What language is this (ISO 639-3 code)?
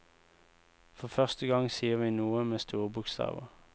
nor